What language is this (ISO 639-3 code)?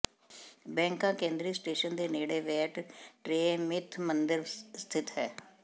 pan